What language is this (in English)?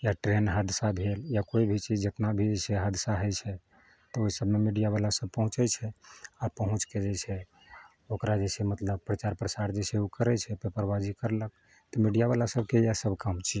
Maithili